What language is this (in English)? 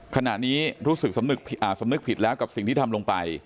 Thai